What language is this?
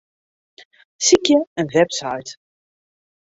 Western Frisian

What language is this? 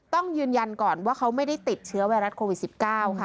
Thai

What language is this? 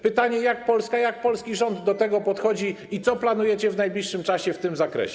Polish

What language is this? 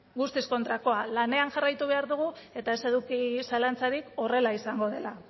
Basque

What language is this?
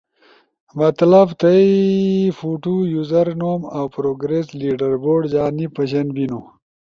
Ushojo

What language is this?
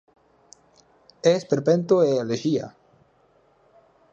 Galician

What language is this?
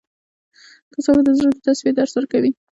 Pashto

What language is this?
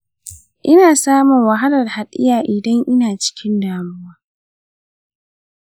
Hausa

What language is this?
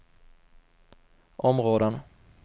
Swedish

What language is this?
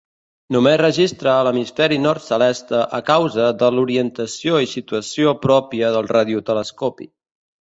Catalan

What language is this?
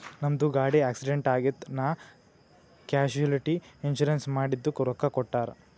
Kannada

